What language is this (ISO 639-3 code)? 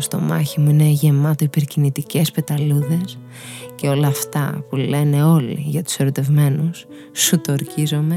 ell